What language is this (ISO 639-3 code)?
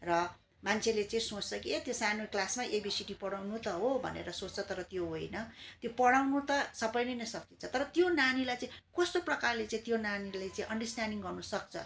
nep